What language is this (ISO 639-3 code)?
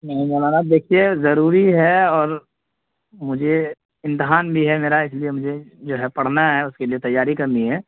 urd